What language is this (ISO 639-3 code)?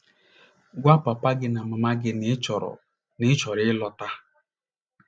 ibo